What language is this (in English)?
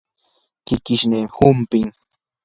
Yanahuanca Pasco Quechua